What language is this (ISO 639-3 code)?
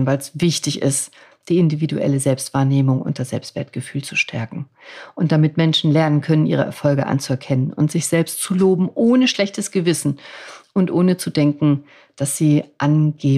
deu